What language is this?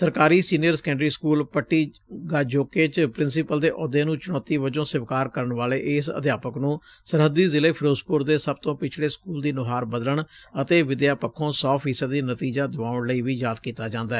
Punjabi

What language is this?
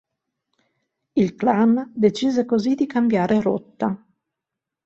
Italian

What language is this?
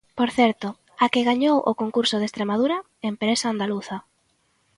Galician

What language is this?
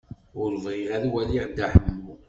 Kabyle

